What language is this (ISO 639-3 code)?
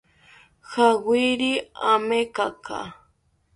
cpy